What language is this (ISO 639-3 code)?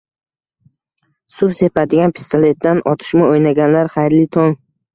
uzb